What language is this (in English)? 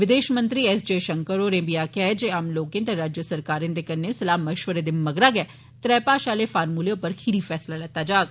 Dogri